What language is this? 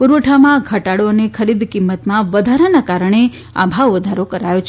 Gujarati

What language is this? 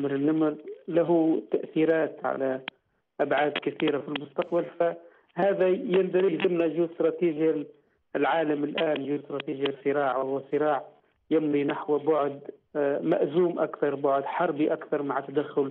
Arabic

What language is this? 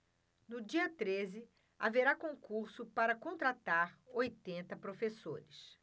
Portuguese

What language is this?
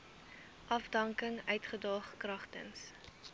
Afrikaans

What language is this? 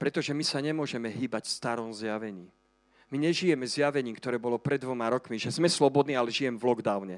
Slovak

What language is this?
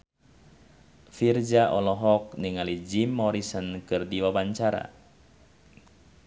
Sundanese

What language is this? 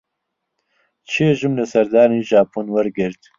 Central Kurdish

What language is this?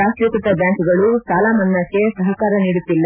Kannada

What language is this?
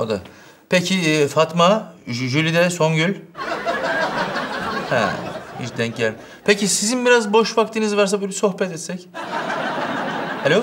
Turkish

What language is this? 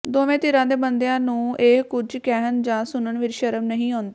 Punjabi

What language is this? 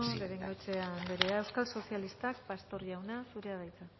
Basque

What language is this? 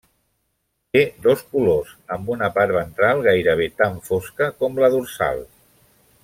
Catalan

